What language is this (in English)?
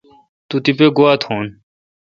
Kalkoti